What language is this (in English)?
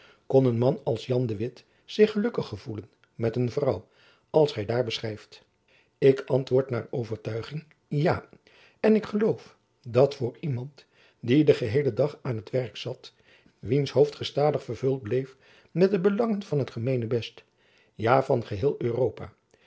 Dutch